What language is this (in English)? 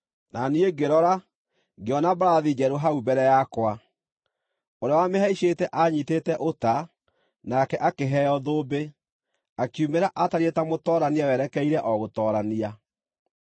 Kikuyu